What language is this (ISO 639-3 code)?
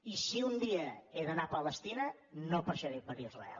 cat